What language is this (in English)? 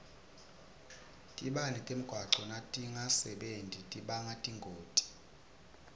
Swati